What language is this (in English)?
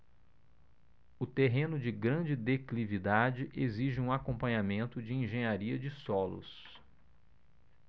Portuguese